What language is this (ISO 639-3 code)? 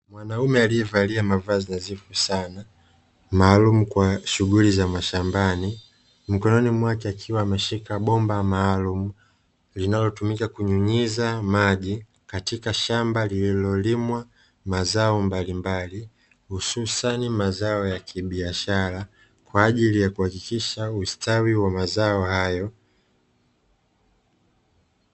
swa